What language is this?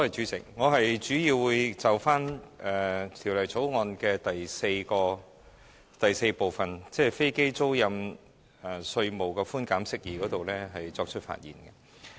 Cantonese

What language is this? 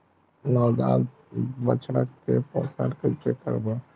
Chhattisgarhi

